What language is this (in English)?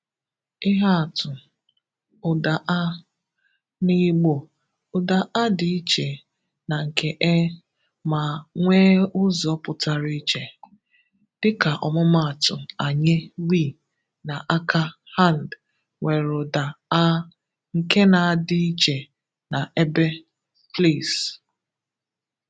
Igbo